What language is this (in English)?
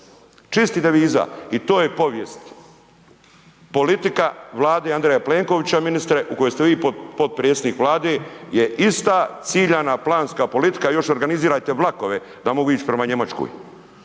Croatian